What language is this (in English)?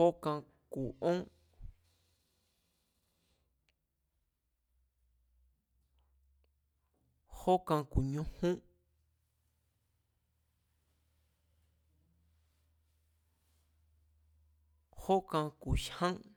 Mazatlán Mazatec